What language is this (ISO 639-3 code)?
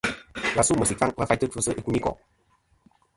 bkm